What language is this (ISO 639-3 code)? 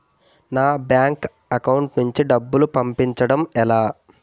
tel